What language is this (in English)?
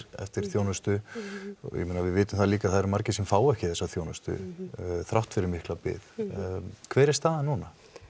Icelandic